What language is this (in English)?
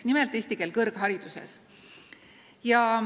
Estonian